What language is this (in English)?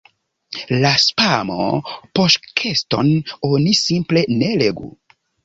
Esperanto